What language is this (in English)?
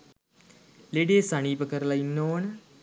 Sinhala